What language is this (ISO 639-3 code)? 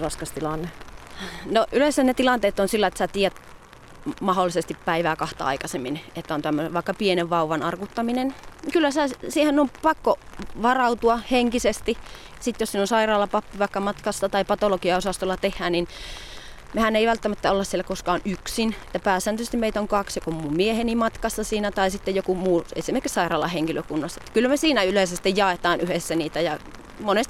fin